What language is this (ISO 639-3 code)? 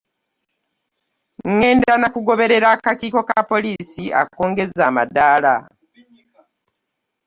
lug